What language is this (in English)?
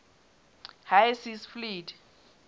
Southern Sotho